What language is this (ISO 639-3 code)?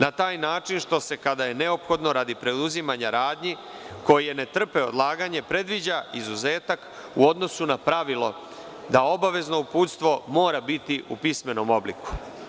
srp